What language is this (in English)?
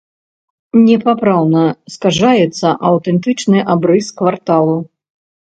Belarusian